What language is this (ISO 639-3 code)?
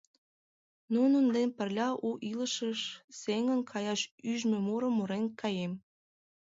chm